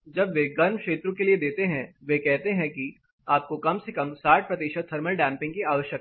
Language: Hindi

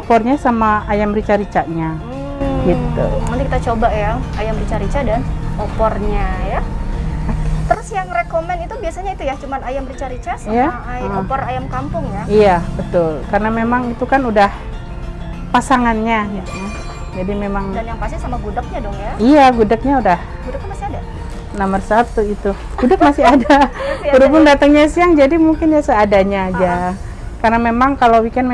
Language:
Indonesian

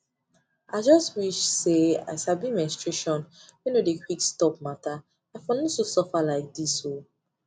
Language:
Nigerian Pidgin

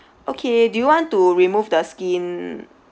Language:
English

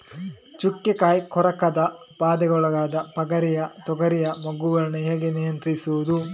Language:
Kannada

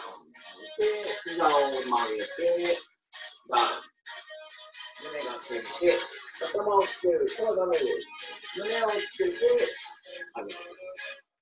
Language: Japanese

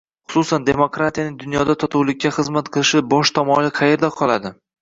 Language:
Uzbek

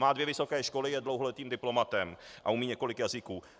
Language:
Czech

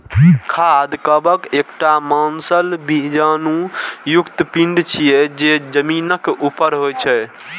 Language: Maithili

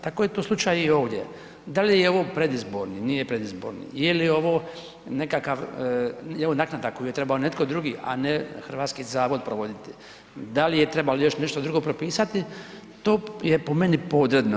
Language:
Croatian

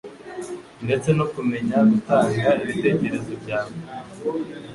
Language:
Kinyarwanda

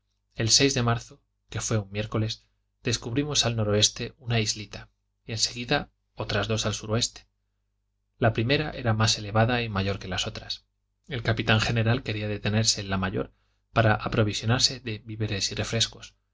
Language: Spanish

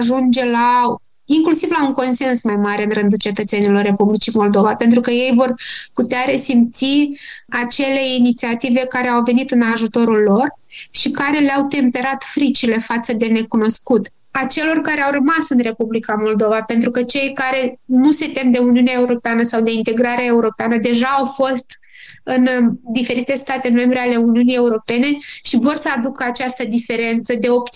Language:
Romanian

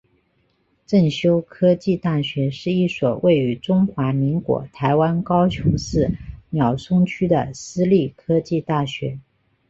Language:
Chinese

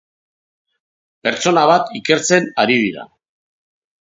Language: Basque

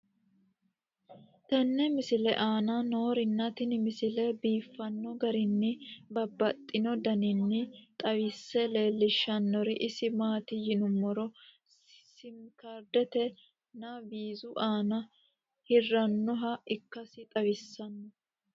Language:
Sidamo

